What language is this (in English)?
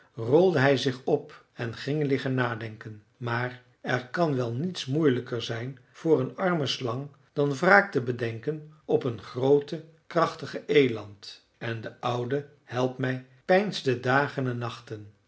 Dutch